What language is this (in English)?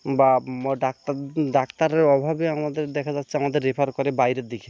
Bangla